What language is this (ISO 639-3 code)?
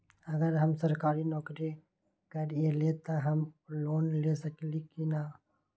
mag